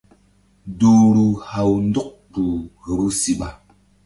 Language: Mbum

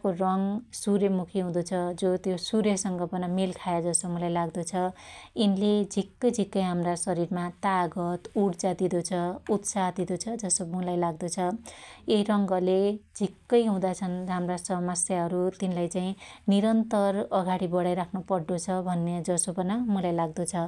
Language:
Dotyali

